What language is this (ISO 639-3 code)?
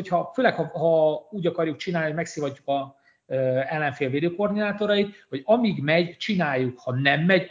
hun